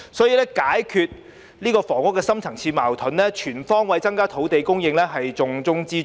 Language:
Cantonese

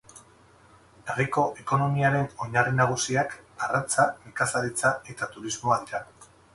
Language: Basque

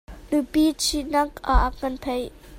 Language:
Hakha Chin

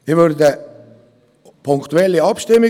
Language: Swiss German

